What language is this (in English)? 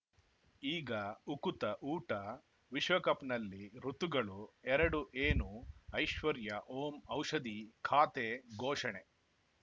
Kannada